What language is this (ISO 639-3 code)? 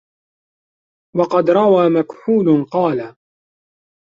ara